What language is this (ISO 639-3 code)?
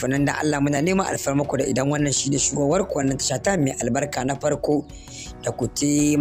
ara